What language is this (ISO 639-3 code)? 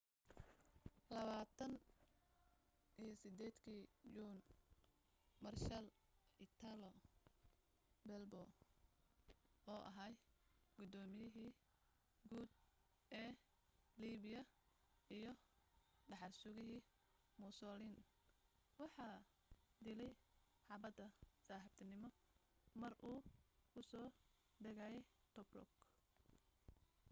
som